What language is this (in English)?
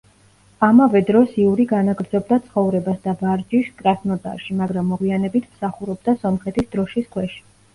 Georgian